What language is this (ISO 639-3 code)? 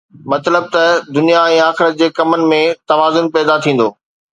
snd